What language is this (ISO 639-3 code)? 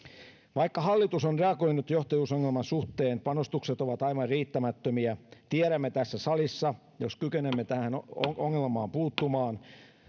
fin